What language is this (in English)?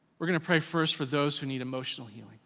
English